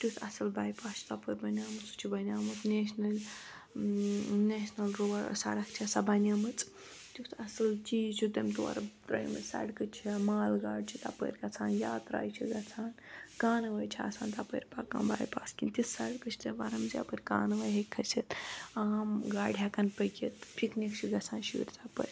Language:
Kashmiri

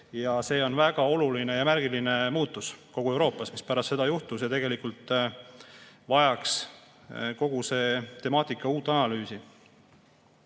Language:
Estonian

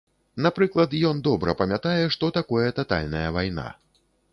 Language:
Belarusian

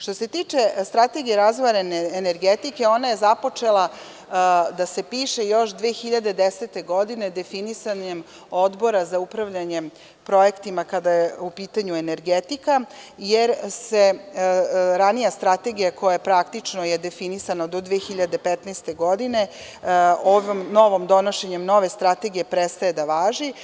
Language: Serbian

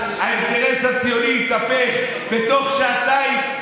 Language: Hebrew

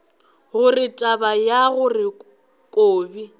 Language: Northern Sotho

